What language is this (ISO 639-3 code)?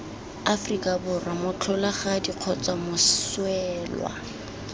tsn